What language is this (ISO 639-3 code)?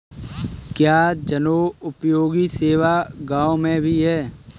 hin